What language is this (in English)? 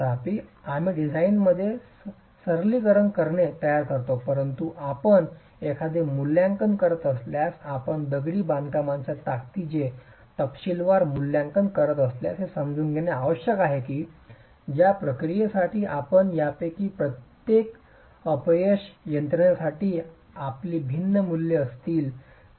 Marathi